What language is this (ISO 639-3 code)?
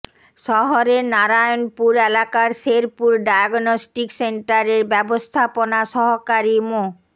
ben